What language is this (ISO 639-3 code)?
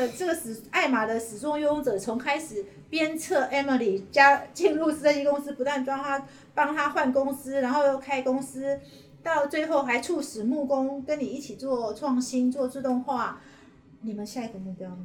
zho